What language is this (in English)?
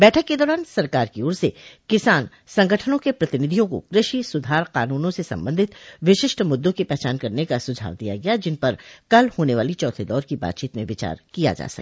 Hindi